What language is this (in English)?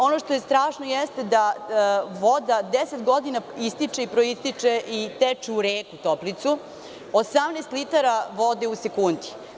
Serbian